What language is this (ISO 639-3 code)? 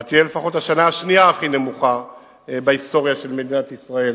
heb